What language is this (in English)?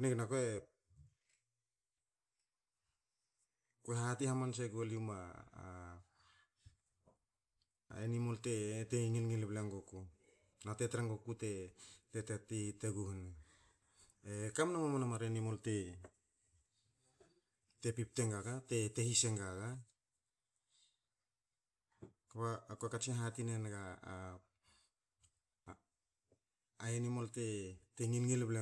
Hakö